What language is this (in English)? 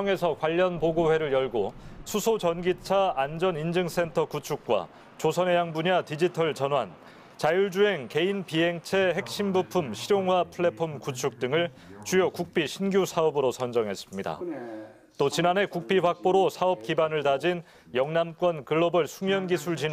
Korean